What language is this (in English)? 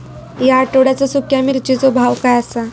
Marathi